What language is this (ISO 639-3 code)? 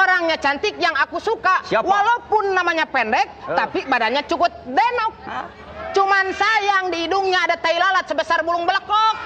ind